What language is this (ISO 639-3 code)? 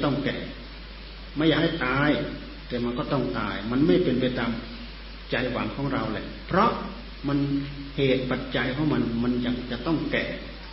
tha